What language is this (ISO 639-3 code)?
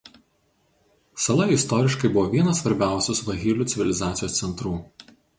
lit